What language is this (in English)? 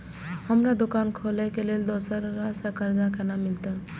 Maithili